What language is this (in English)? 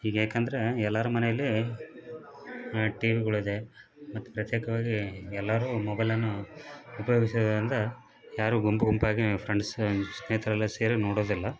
Kannada